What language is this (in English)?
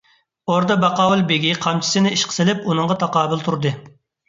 Uyghur